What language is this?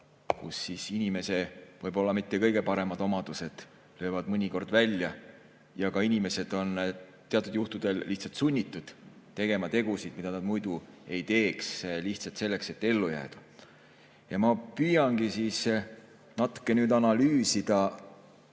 Estonian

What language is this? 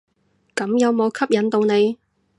Cantonese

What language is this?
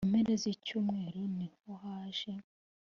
Kinyarwanda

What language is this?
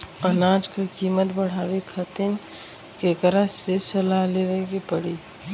Bhojpuri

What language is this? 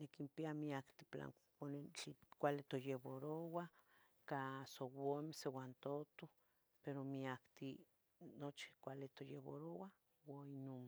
Tetelcingo Nahuatl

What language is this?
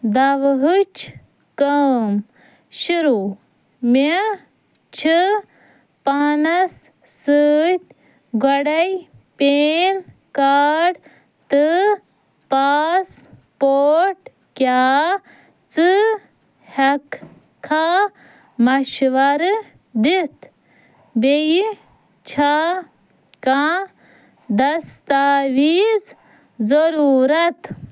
Kashmiri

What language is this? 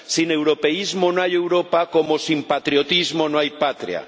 Spanish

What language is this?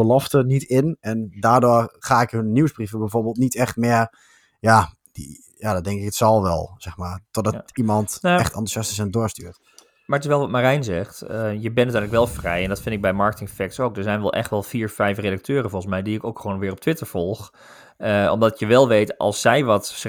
Dutch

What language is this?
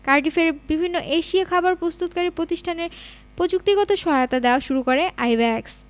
Bangla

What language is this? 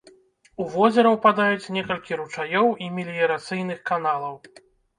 Belarusian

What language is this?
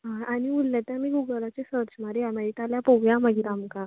Konkani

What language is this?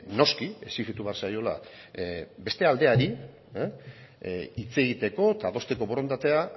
Basque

